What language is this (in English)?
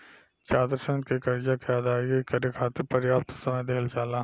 Bhojpuri